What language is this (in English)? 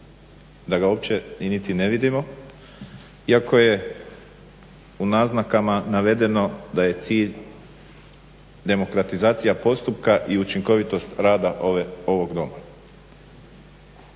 Croatian